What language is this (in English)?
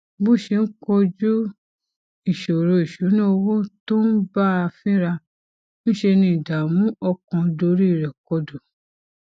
Yoruba